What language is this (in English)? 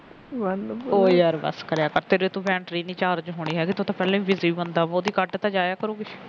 Punjabi